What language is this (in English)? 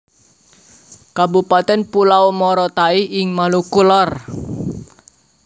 Javanese